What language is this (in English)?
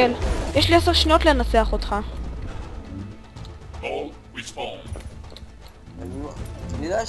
Hebrew